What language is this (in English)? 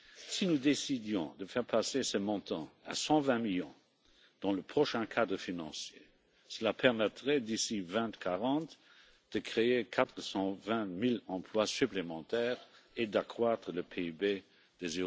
French